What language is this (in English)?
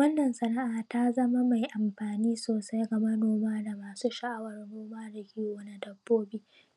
Hausa